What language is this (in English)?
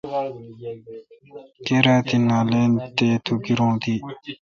Kalkoti